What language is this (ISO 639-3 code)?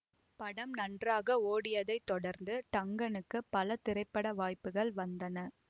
tam